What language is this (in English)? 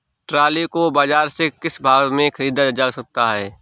Hindi